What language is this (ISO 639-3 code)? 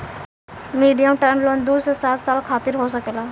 bho